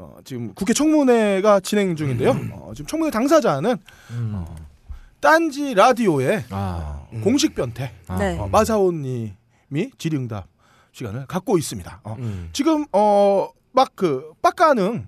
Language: Korean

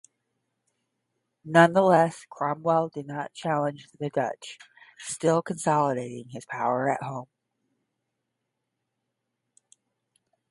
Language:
English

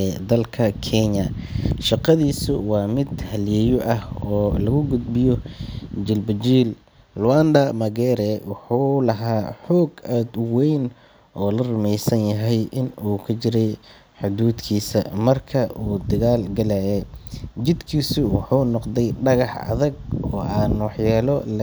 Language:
Somali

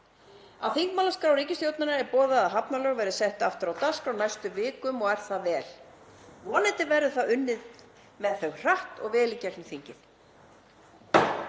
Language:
Icelandic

